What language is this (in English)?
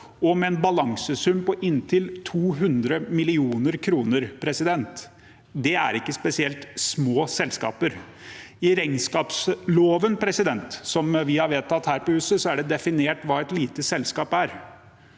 Norwegian